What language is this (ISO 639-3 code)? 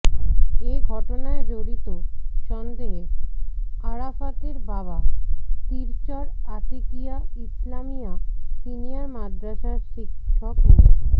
ben